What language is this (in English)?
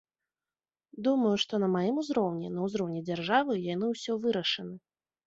Belarusian